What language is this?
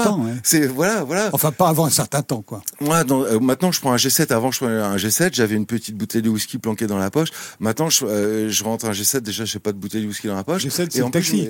French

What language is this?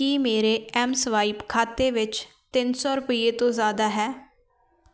Punjabi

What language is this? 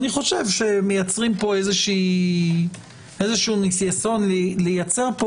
Hebrew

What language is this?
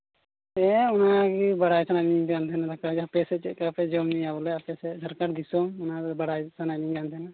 Santali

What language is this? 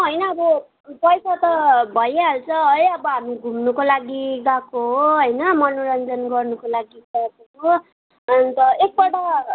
Nepali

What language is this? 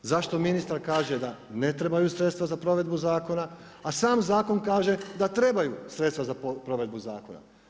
Croatian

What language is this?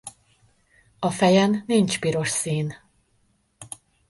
Hungarian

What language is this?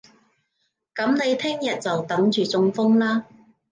Cantonese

